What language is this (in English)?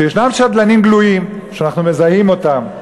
Hebrew